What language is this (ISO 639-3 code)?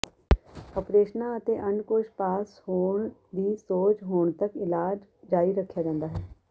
pan